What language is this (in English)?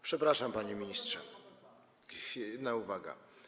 Polish